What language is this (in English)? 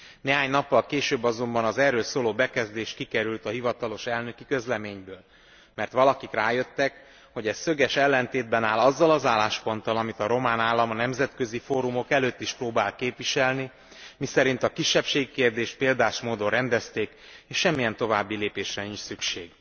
Hungarian